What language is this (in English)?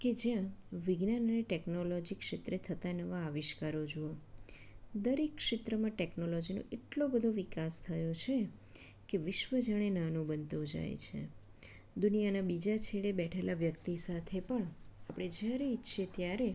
Gujarati